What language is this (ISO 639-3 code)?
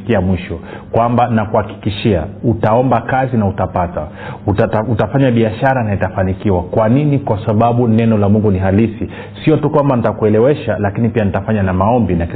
swa